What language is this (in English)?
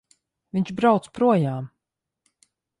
Latvian